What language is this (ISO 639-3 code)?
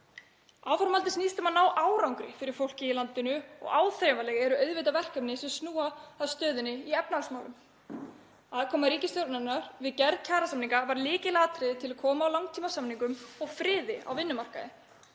isl